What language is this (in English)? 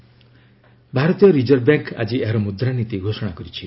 Odia